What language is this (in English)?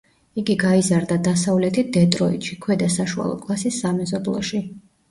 Georgian